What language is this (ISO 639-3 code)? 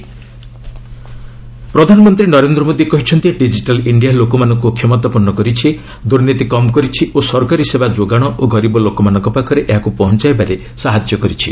ori